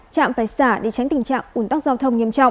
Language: Vietnamese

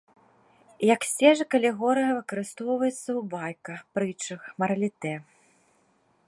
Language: Belarusian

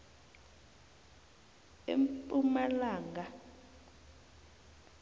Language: South Ndebele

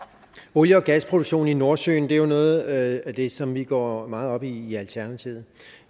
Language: Danish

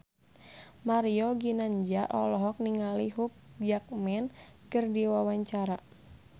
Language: Sundanese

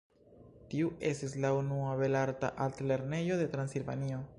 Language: Esperanto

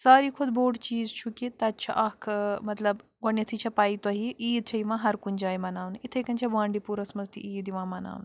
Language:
Kashmiri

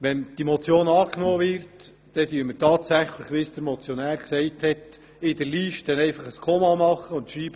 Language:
Swiss German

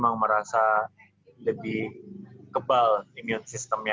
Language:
Indonesian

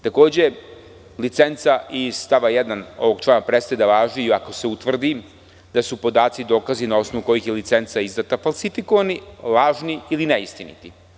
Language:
Serbian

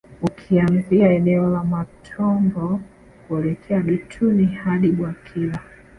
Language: Swahili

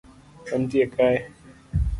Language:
Luo (Kenya and Tanzania)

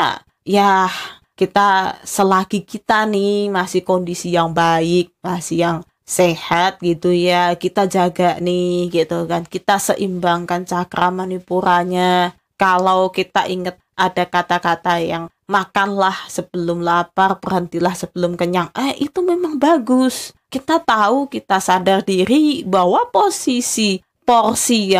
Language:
Indonesian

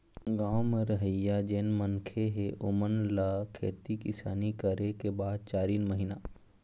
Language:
Chhattisgarhi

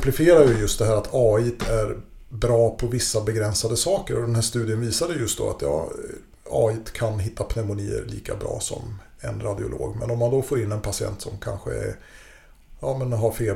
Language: Swedish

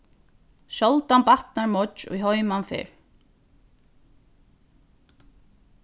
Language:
Faroese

